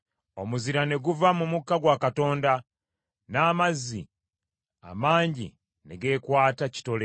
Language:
Ganda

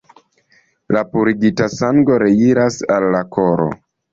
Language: Esperanto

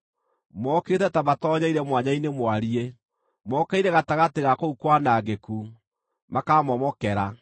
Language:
Kikuyu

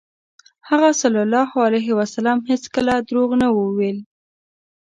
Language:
Pashto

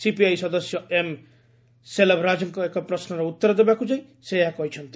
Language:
Odia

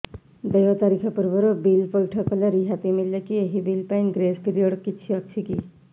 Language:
Odia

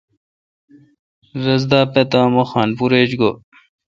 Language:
Kalkoti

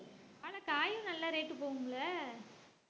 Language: Tamil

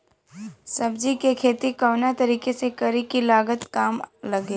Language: Bhojpuri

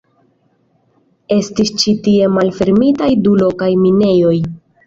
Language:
Esperanto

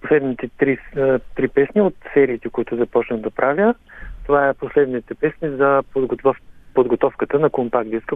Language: Bulgarian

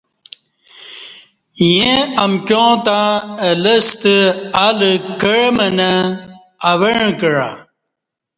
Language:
Kati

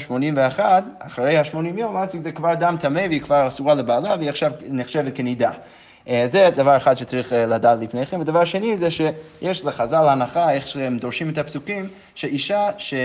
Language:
Hebrew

